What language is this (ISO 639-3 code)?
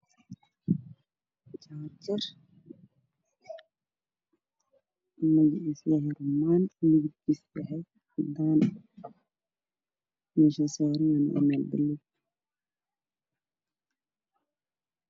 som